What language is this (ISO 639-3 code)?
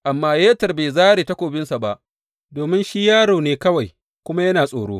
hau